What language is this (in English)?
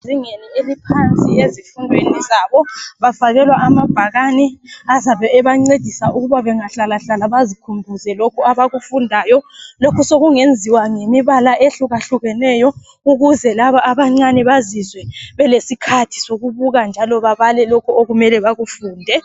North Ndebele